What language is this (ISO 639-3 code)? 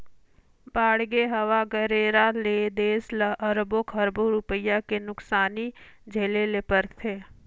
hne